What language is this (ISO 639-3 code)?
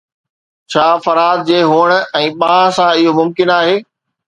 snd